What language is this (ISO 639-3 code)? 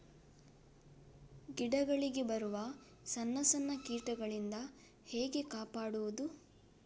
kan